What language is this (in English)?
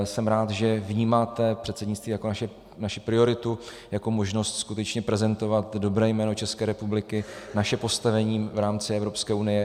Czech